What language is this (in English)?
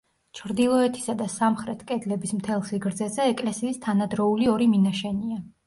Georgian